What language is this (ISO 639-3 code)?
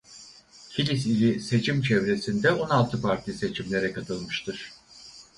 tur